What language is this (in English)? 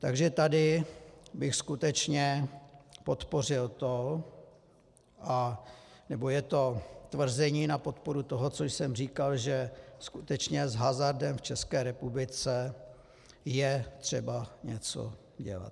Czech